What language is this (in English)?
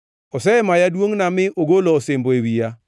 Luo (Kenya and Tanzania)